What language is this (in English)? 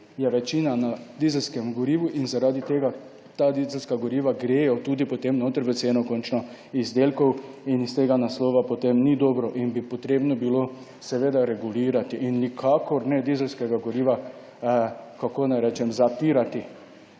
Slovenian